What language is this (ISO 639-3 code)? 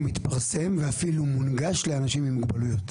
heb